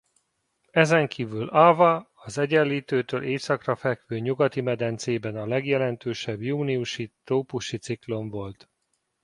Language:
Hungarian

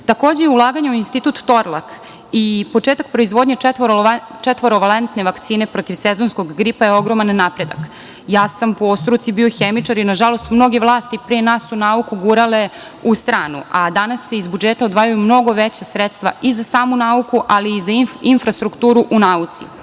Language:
Serbian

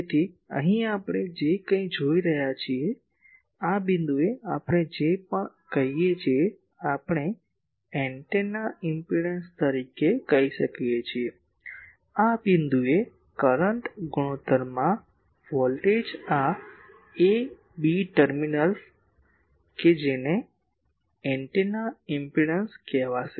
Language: Gujarati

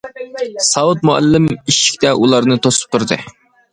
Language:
Uyghur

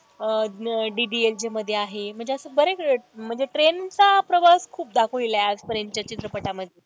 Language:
Marathi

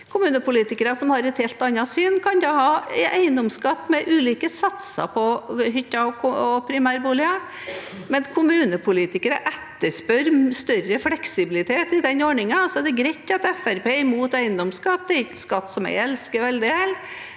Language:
Norwegian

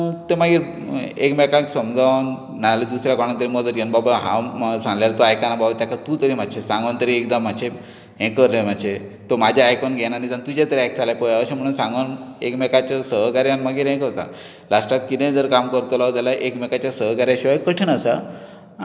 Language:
Konkani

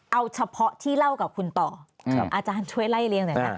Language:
Thai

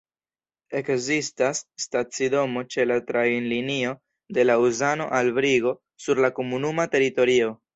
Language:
Esperanto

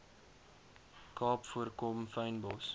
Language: Afrikaans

